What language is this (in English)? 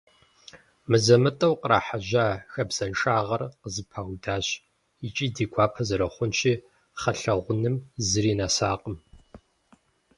Kabardian